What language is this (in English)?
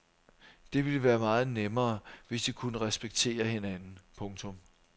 Danish